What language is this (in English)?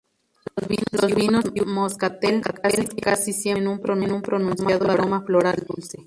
Spanish